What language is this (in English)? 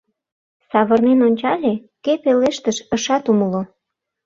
Mari